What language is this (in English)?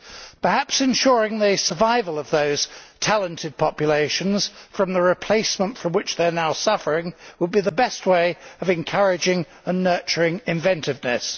English